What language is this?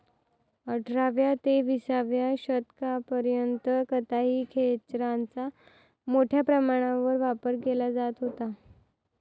Marathi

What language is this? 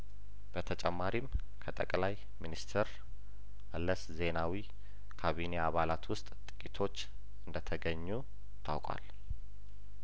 Amharic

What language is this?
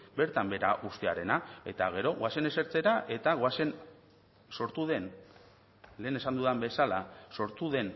Basque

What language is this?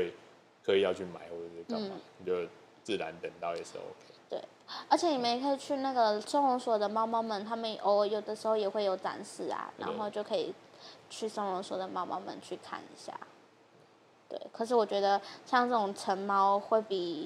Chinese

